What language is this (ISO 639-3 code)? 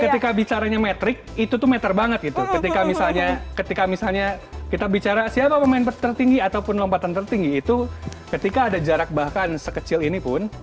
ind